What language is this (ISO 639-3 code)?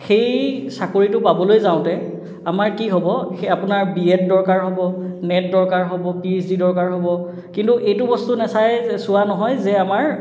asm